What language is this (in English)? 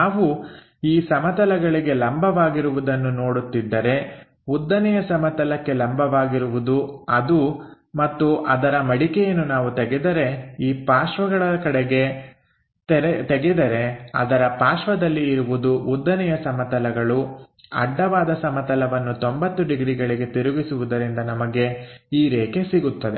Kannada